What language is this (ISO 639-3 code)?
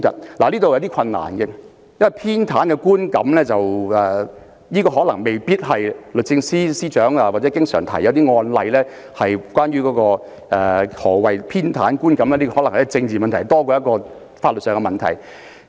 yue